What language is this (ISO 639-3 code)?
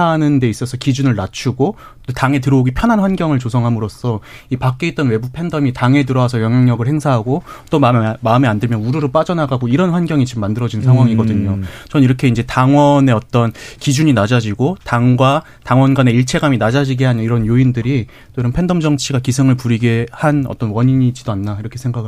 kor